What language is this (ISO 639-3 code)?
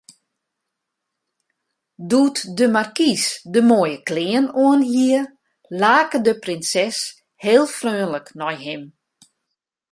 fry